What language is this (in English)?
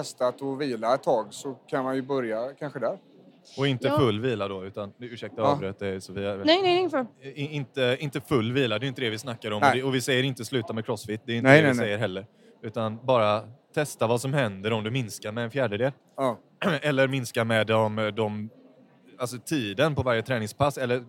Swedish